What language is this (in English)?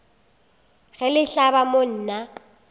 Northern Sotho